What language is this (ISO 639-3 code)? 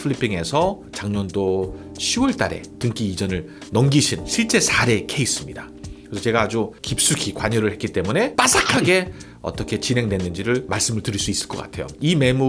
kor